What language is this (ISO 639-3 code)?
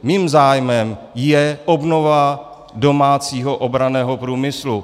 ces